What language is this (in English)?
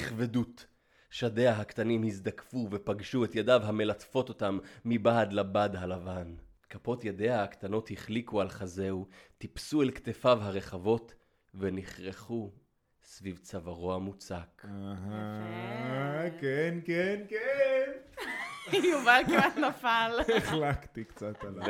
Hebrew